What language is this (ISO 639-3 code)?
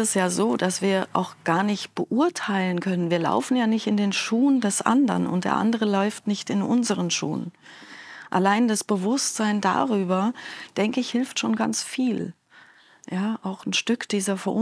deu